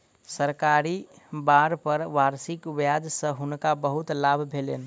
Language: Maithili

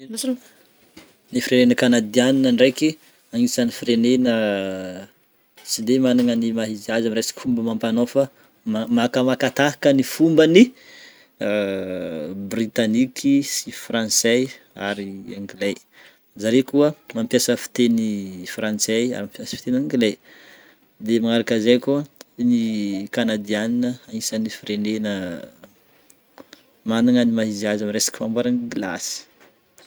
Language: Northern Betsimisaraka Malagasy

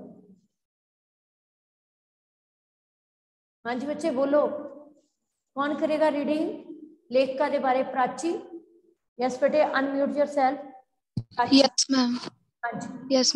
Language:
Hindi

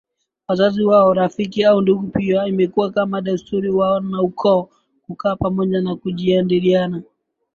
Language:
Swahili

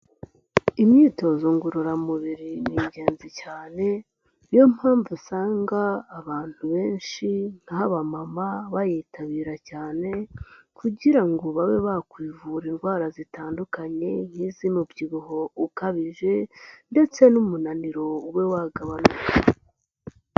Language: Kinyarwanda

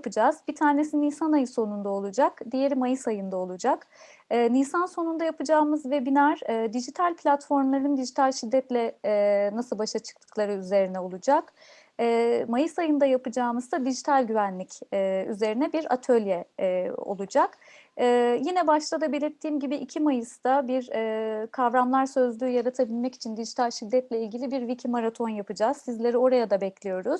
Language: Turkish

